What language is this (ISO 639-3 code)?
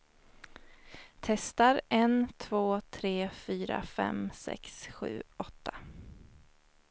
swe